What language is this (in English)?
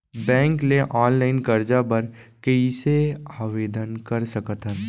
Chhattisgarhi